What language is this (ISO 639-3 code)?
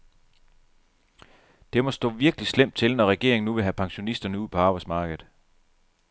dan